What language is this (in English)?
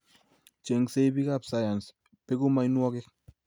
Kalenjin